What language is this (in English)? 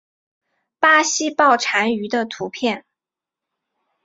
Chinese